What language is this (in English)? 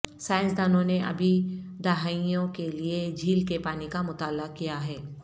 Urdu